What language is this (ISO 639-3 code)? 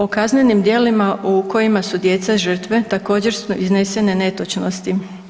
hrv